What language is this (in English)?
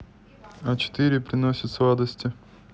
Russian